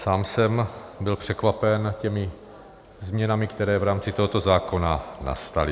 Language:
Czech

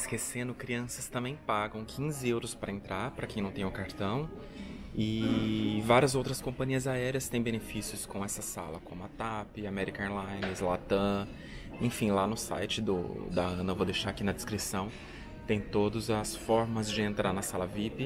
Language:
Portuguese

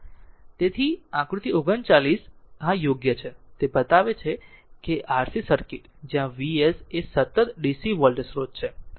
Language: Gujarati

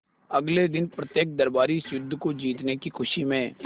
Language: Hindi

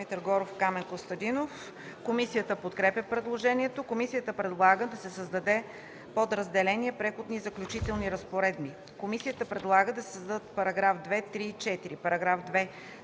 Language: Bulgarian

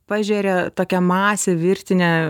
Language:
Lithuanian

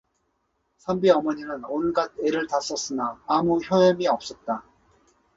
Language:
Korean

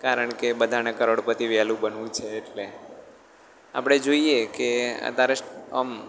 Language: Gujarati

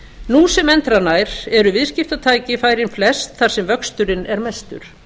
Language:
Icelandic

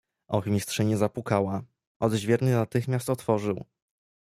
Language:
Polish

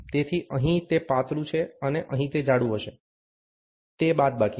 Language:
Gujarati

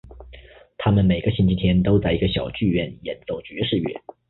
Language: Chinese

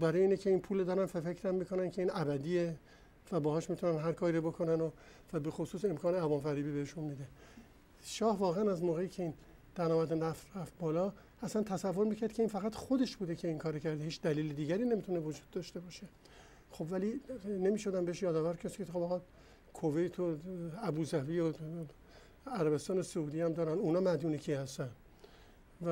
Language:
Persian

